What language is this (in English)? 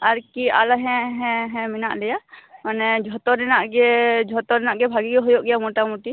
Santali